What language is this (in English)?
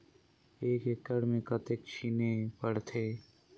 Chhattisgarhi